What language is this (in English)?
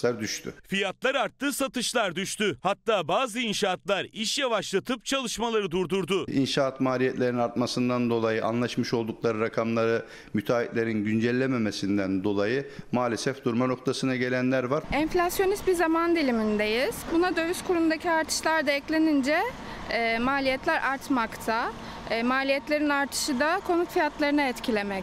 Turkish